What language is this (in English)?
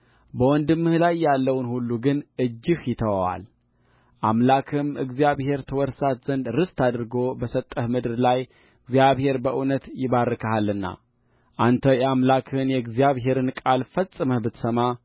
Amharic